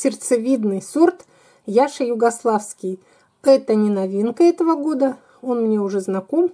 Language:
Russian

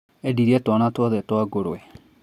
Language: Kikuyu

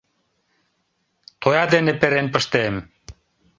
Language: Mari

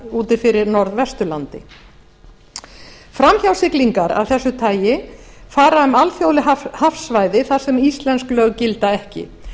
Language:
Icelandic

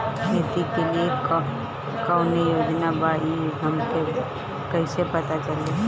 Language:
Bhojpuri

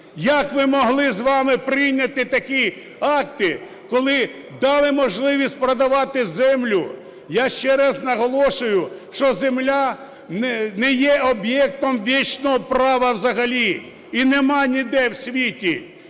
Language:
Ukrainian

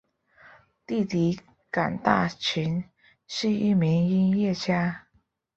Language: Chinese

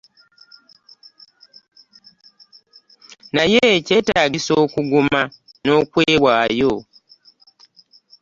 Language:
Ganda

